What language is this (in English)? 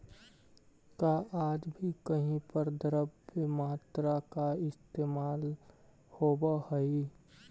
Magahi